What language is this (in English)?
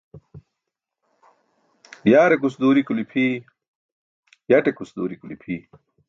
Burushaski